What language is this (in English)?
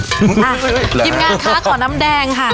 Thai